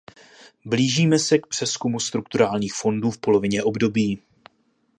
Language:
Czech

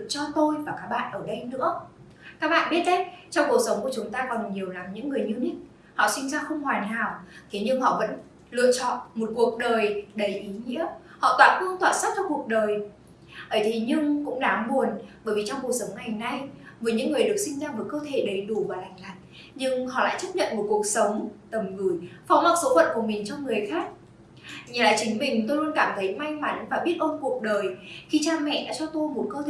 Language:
Vietnamese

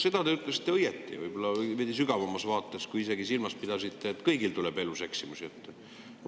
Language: Estonian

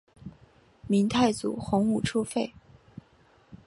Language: Chinese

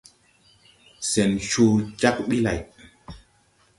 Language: Tupuri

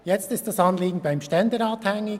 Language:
Swiss German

